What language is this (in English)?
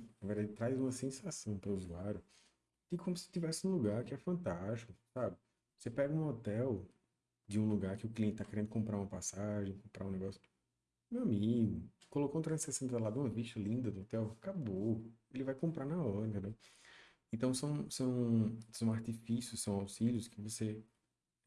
Portuguese